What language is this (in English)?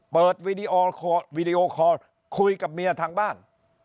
Thai